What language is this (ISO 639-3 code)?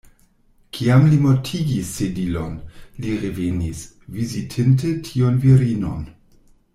epo